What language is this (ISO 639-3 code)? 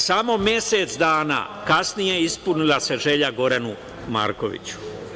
srp